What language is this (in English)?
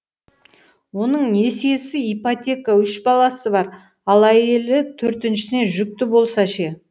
Kazakh